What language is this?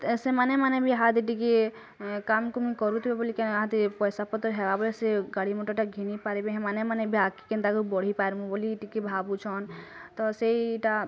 Odia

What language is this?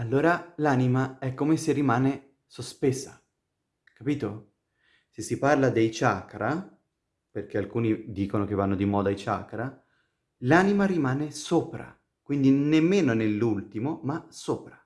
Italian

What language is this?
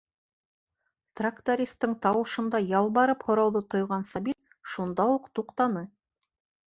Bashkir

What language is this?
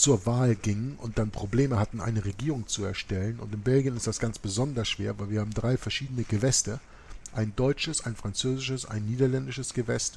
German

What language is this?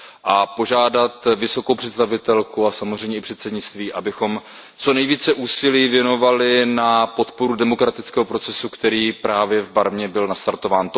Czech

